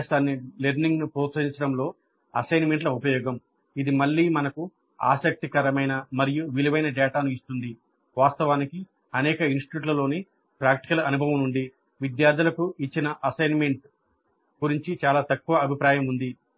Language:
Telugu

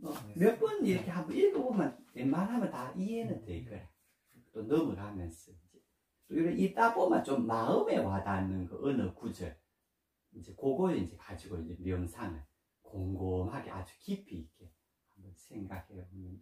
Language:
Korean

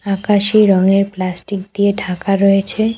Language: Bangla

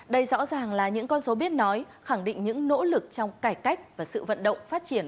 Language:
Vietnamese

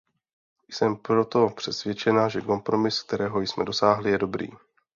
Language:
Czech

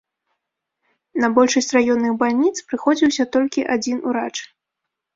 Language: Belarusian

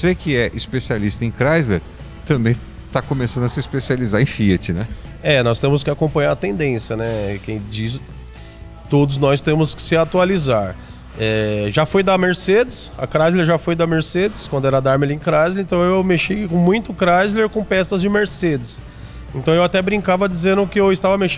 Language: Portuguese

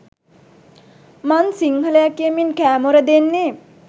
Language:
Sinhala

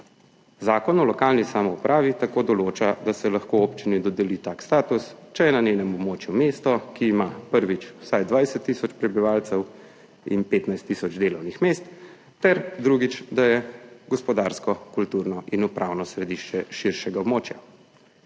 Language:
Slovenian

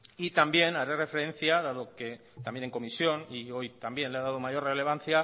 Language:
Spanish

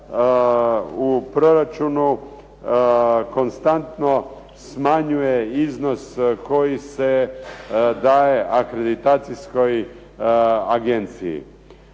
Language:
Croatian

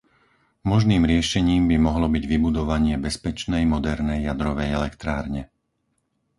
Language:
Slovak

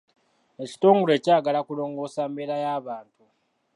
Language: Ganda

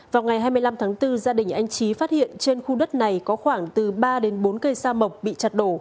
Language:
Vietnamese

